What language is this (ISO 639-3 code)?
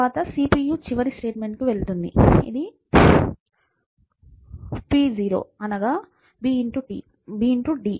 tel